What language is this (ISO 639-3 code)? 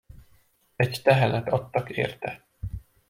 hun